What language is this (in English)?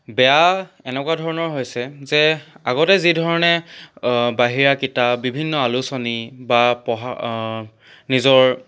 Assamese